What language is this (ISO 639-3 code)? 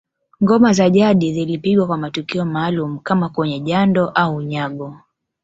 swa